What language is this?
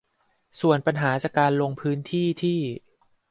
Thai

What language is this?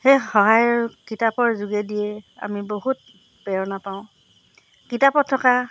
Assamese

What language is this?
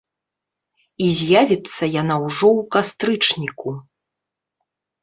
Belarusian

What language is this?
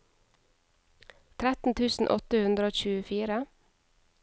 Norwegian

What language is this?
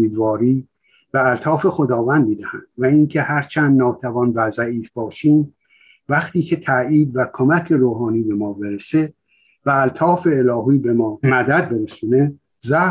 Persian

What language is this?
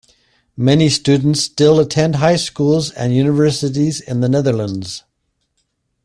English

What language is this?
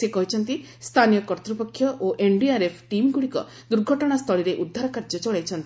Odia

